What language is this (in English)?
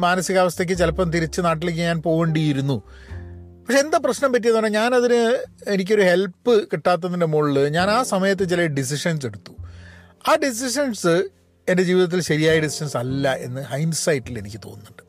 Malayalam